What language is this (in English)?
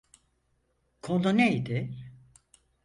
Turkish